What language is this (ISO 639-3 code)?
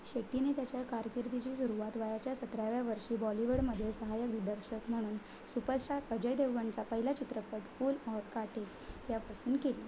mar